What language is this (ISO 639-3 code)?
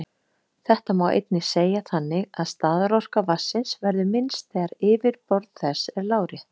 isl